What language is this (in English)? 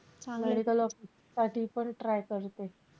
Marathi